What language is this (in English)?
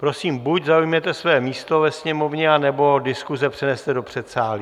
Czech